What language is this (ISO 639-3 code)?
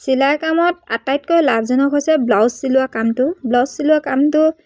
asm